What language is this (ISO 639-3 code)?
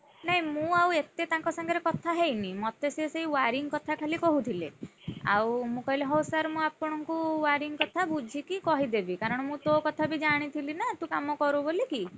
ori